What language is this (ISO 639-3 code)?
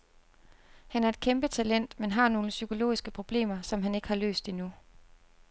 dan